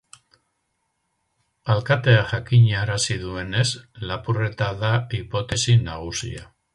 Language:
Basque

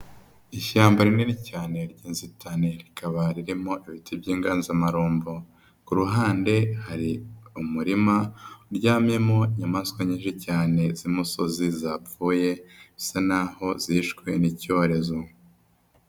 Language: Kinyarwanda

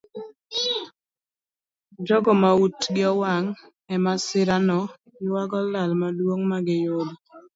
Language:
Luo (Kenya and Tanzania)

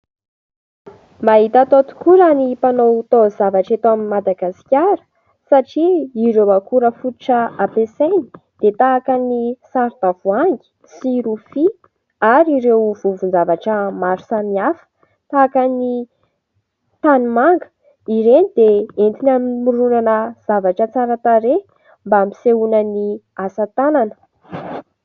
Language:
Malagasy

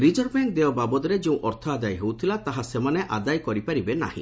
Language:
Odia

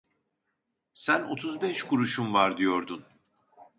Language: Turkish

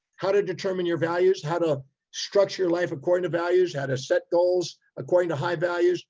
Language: English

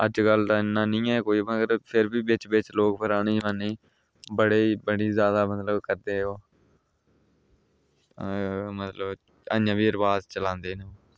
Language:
Dogri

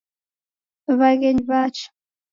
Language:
Taita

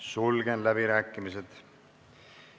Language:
Estonian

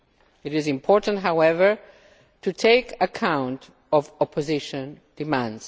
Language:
English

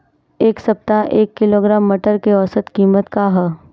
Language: Bhojpuri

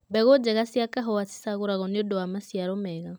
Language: Kikuyu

